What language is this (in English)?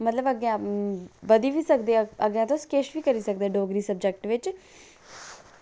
Dogri